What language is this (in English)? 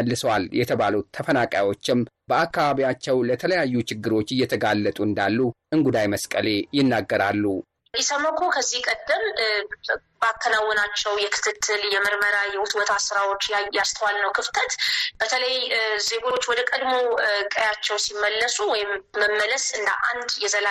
Amharic